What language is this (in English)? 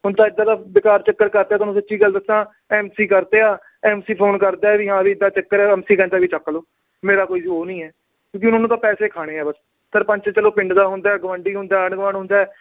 Punjabi